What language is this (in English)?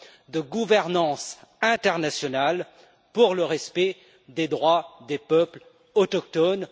French